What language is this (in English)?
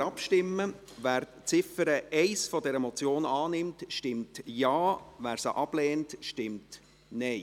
Swiss German